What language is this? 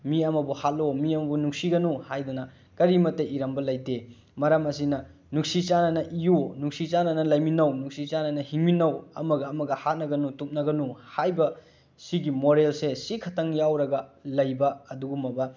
Manipuri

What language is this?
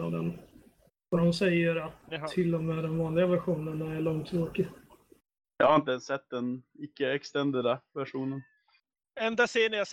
Swedish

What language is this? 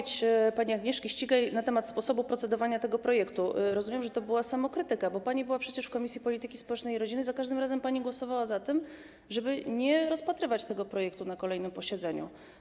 Polish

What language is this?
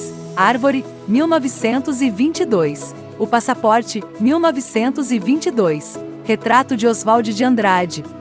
Portuguese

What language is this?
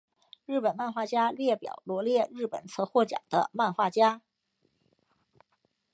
Chinese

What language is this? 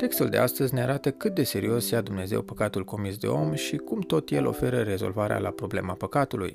Romanian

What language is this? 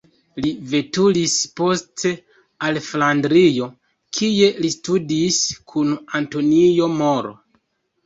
Esperanto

